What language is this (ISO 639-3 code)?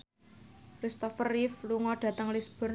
jav